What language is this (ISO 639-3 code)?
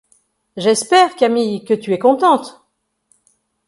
fra